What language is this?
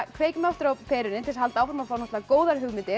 Icelandic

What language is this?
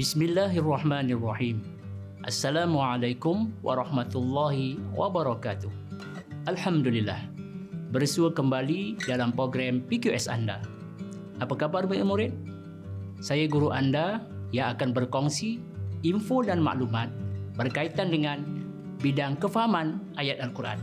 Malay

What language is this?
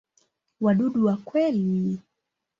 Swahili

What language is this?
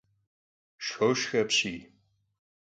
Kabardian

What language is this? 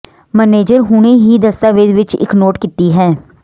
Punjabi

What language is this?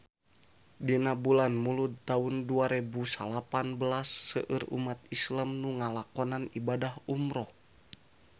Sundanese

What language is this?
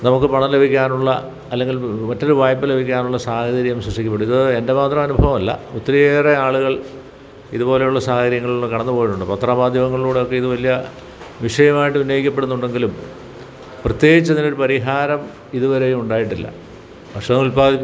Malayalam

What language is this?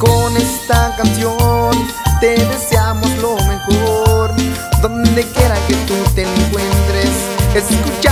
Spanish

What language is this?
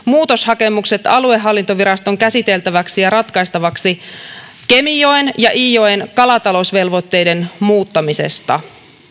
Finnish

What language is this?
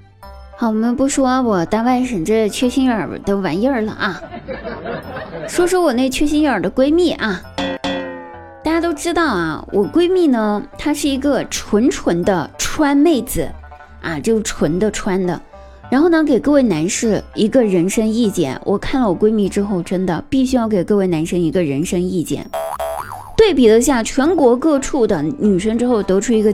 Chinese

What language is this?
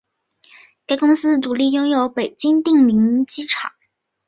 Chinese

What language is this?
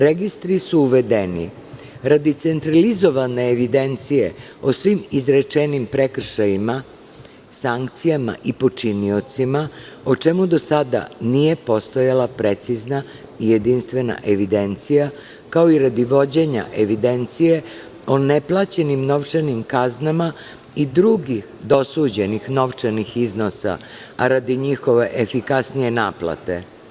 Serbian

